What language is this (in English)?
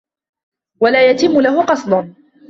Arabic